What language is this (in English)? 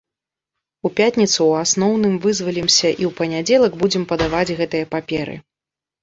Belarusian